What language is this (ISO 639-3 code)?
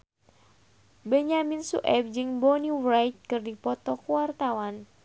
sun